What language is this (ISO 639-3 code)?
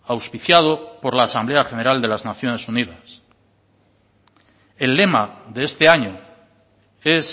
spa